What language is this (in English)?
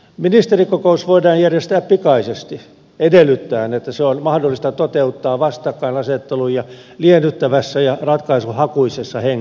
Finnish